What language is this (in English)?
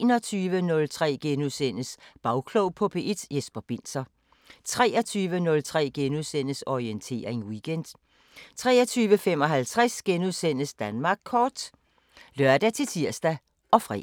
Danish